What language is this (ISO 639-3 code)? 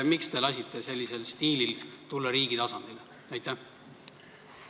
est